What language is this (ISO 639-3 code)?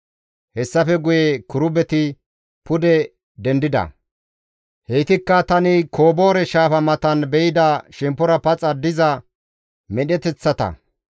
gmv